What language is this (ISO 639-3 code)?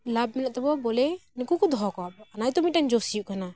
sat